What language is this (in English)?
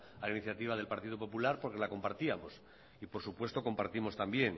Spanish